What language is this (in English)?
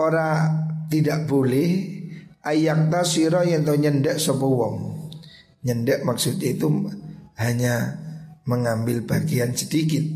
Indonesian